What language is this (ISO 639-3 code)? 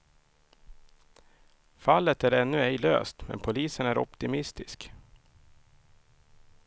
swe